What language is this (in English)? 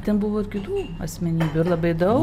Lithuanian